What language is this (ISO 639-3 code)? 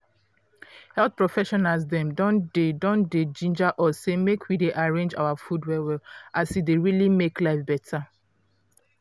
pcm